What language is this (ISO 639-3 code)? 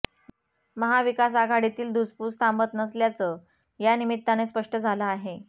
mar